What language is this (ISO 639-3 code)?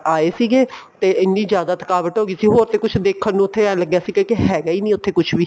pan